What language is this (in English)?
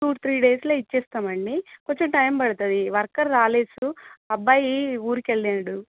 Telugu